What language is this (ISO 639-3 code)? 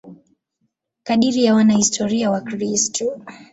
swa